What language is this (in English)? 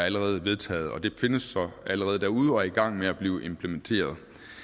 Danish